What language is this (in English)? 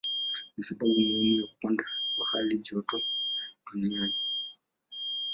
Swahili